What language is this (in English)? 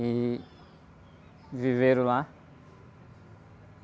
Portuguese